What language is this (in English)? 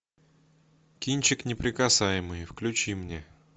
Russian